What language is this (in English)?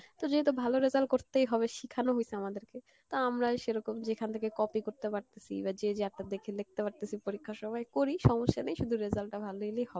Bangla